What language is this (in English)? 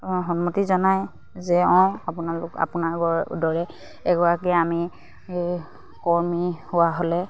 Assamese